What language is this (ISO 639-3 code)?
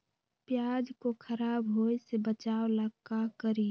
mag